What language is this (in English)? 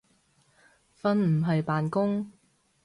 Cantonese